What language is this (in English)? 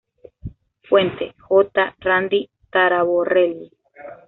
Spanish